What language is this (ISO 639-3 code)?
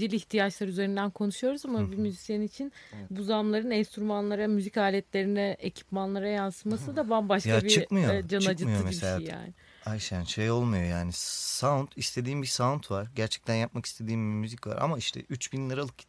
tur